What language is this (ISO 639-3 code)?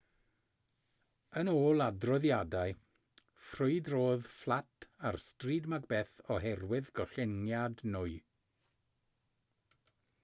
cym